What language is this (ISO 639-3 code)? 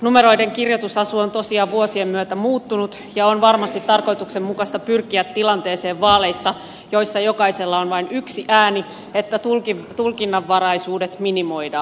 fin